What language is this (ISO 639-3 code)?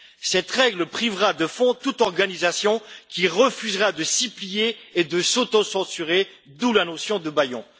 fra